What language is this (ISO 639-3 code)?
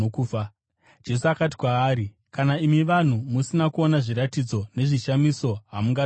sna